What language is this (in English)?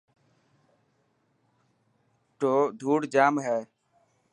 Dhatki